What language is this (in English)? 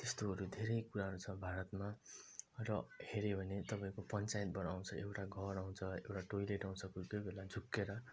Nepali